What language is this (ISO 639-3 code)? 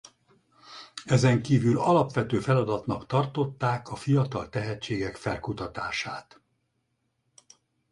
hun